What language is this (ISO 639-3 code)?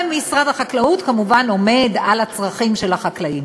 heb